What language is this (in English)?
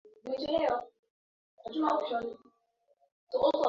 Swahili